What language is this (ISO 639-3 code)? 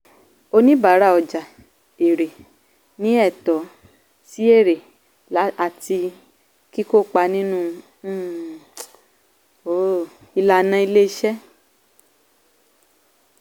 yor